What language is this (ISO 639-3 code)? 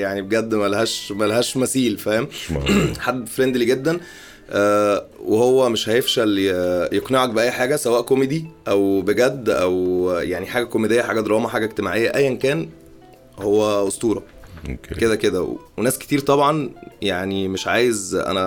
ara